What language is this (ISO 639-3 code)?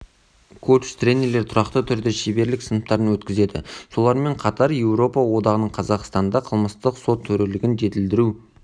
kaz